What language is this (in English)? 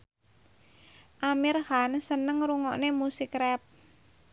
Javanese